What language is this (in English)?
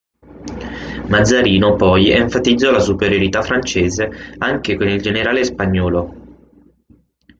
Italian